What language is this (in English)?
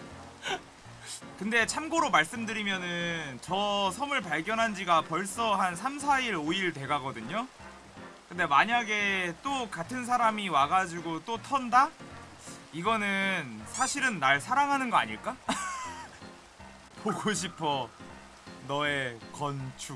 Korean